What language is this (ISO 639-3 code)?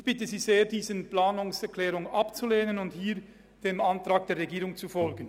gsw